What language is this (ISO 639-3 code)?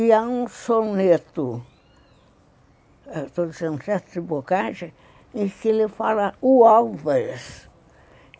por